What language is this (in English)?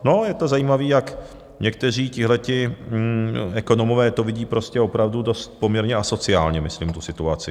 Czech